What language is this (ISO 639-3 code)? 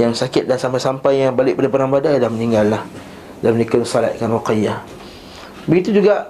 msa